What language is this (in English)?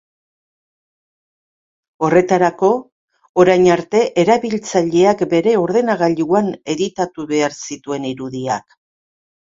Basque